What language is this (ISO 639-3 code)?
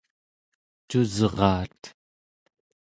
esu